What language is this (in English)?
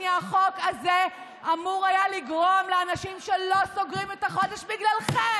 Hebrew